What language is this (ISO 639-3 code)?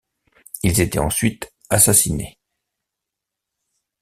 fra